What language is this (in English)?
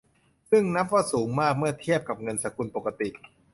Thai